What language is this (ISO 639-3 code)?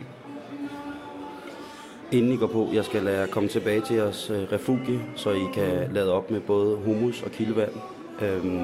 dan